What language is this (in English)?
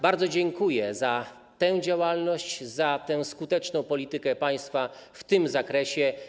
Polish